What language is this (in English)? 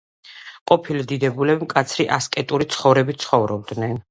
Georgian